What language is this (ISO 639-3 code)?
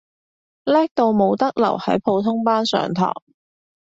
yue